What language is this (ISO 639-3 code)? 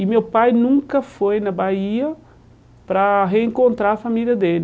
por